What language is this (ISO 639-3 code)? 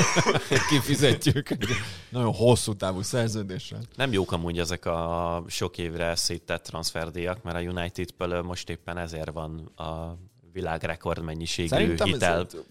hun